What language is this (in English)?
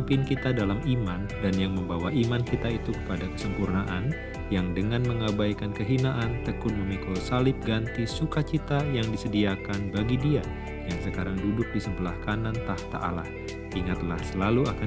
Indonesian